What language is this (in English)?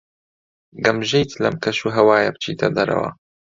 Central Kurdish